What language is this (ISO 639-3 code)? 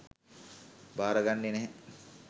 sin